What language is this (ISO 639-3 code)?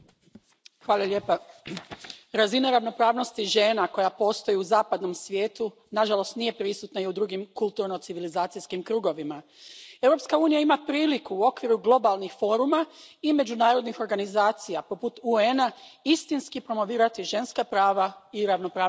hrv